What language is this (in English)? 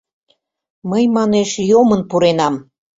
Mari